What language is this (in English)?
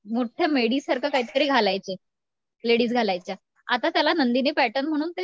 Marathi